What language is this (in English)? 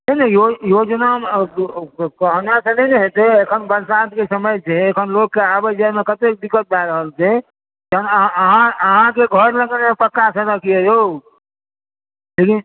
Maithili